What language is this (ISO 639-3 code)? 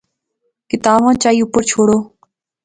phr